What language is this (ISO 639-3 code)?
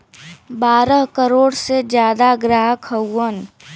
bho